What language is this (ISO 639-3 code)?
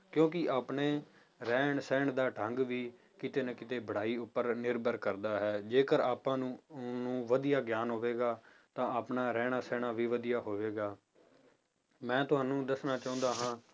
pan